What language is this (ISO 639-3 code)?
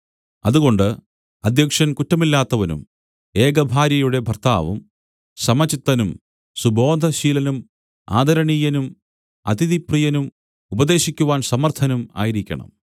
mal